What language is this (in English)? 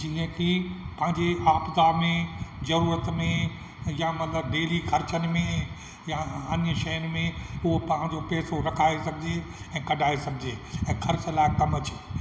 Sindhi